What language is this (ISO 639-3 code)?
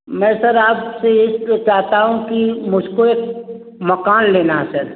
hin